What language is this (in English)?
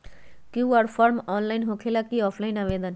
Magahi